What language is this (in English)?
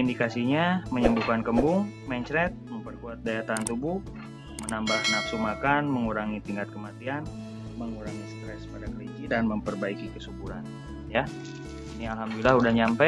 Indonesian